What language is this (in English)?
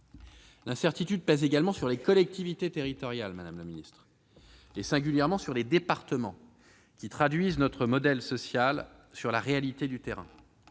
French